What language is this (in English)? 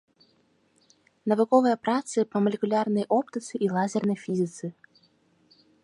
Belarusian